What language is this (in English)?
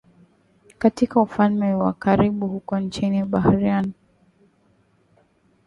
Swahili